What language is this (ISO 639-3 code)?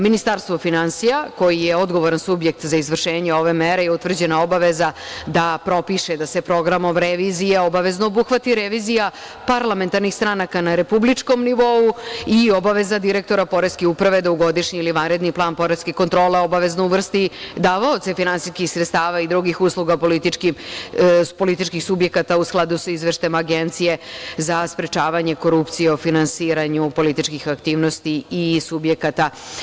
srp